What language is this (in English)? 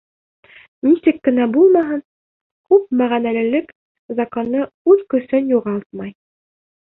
Bashkir